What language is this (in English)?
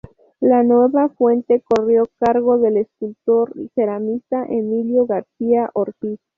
Spanish